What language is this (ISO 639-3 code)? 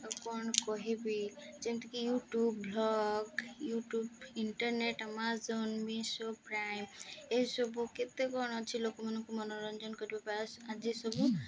ori